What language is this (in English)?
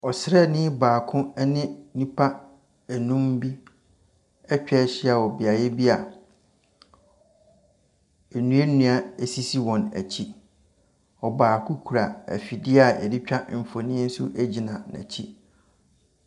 Akan